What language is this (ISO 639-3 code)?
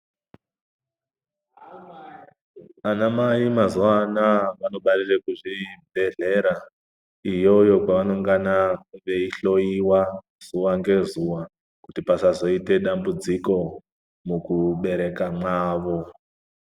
ndc